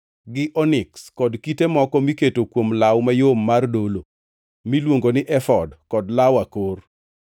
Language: Luo (Kenya and Tanzania)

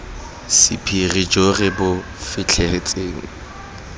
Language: Tswana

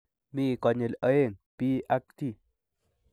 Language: Kalenjin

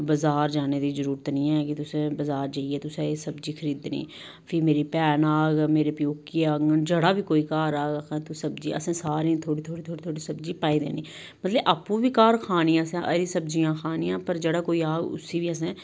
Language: Dogri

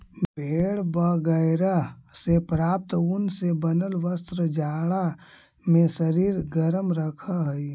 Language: Magahi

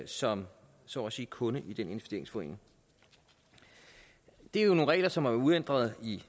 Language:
Danish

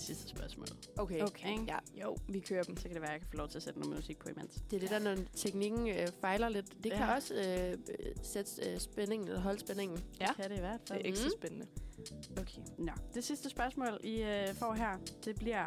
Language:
Danish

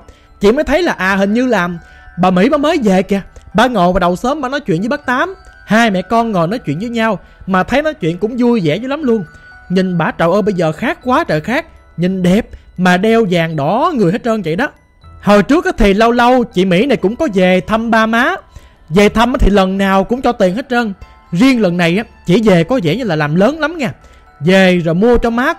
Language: Vietnamese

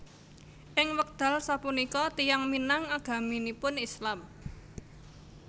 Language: Javanese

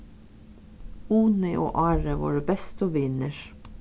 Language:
Faroese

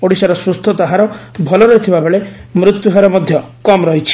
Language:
Odia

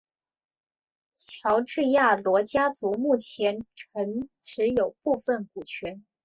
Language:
Chinese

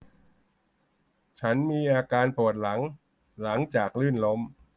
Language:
Thai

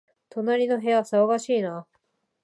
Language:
Japanese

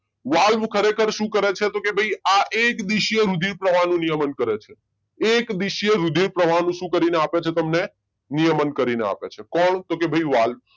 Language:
Gujarati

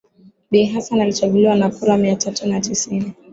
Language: Swahili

